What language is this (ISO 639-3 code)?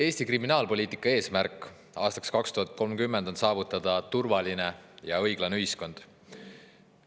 est